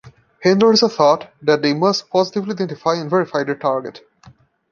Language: English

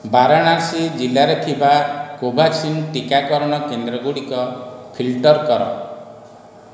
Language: Odia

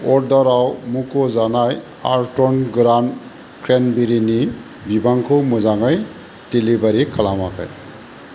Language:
Bodo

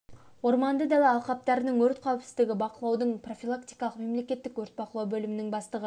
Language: Kazakh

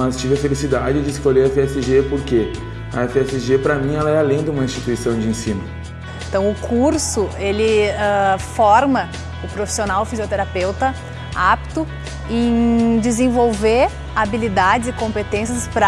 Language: Portuguese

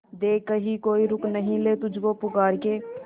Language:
Hindi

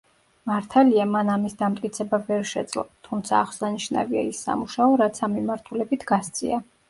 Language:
Georgian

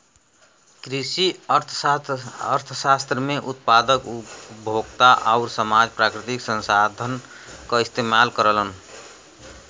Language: Bhojpuri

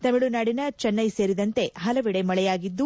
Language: Kannada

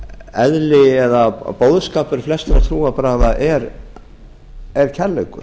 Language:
Icelandic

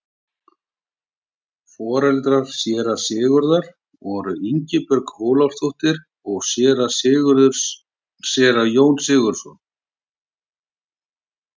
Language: Icelandic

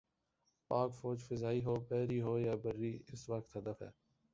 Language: Urdu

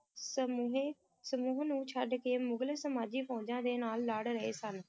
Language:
Punjabi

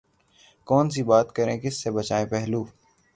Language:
Urdu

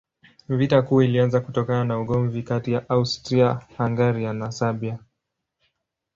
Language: Swahili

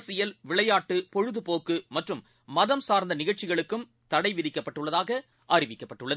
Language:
Tamil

